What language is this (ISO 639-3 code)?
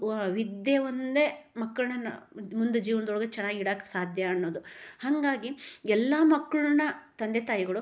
kan